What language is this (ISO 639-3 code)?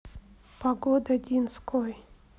rus